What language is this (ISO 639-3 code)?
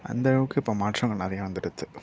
tam